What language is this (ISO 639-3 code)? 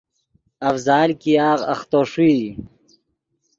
ydg